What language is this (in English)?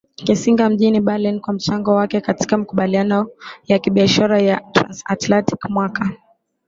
Swahili